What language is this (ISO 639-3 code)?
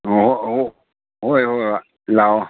mni